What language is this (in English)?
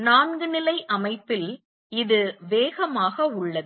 Tamil